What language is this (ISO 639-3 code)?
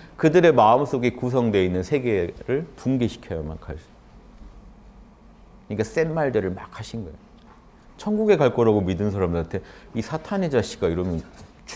kor